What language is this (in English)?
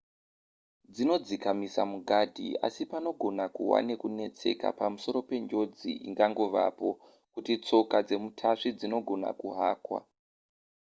Shona